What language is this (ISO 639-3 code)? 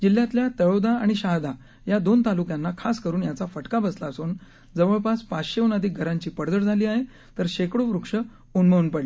mar